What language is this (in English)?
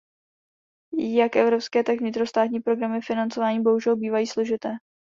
Czech